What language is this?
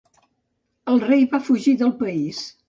Catalan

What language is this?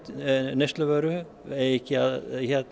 Icelandic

